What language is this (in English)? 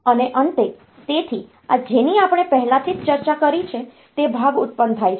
Gujarati